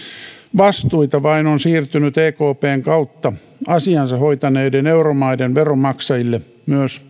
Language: Finnish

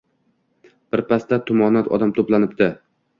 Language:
Uzbek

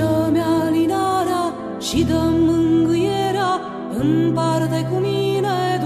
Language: Romanian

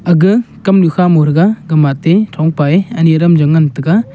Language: Wancho Naga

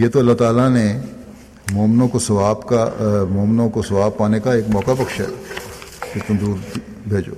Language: Urdu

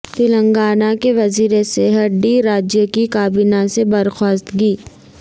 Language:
Urdu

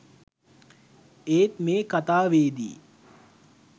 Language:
Sinhala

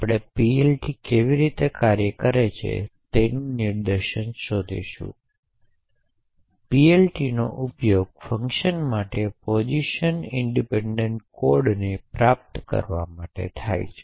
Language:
Gujarati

